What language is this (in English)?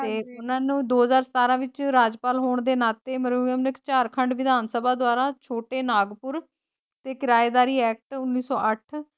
Punjabi